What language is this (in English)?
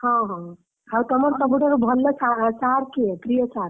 Odia